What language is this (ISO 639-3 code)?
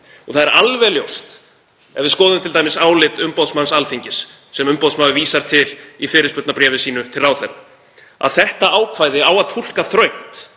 isl